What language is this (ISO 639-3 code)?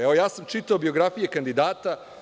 srp